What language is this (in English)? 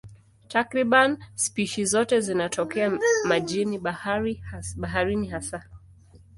Swahili